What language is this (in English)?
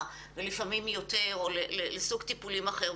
Hebrew